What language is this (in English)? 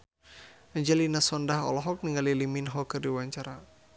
Sundanese